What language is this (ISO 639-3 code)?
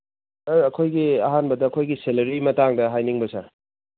mni